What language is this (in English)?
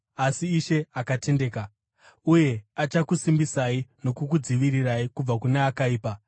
Shona